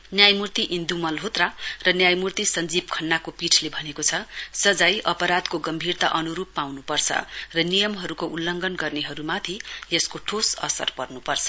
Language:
Nepali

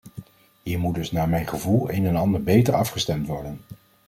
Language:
Dutch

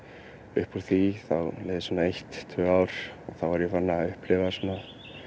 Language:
Icelandic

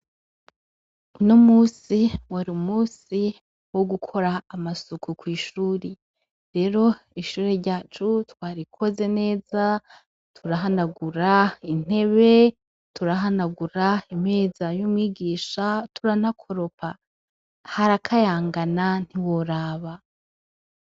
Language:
Rundi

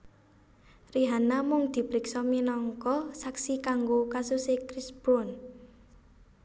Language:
Javanese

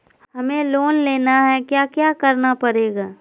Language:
Magahi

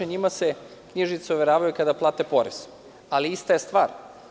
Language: Serbian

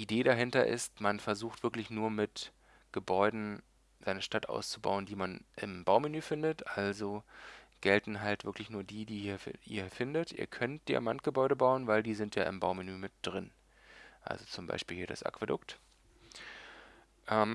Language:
German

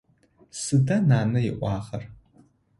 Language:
Adyghe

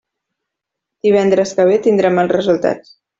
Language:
Catalan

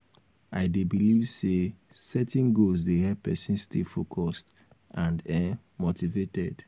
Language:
Nigerian Pidgin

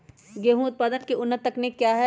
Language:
Magahi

